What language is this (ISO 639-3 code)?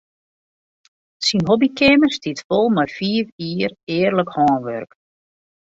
fry